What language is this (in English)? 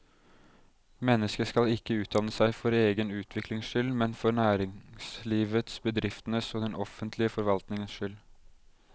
Norwegian